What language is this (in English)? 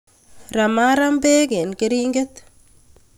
Kalenjin